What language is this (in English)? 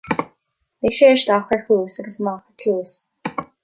Irish